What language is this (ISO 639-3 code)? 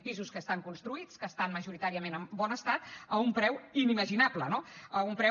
cat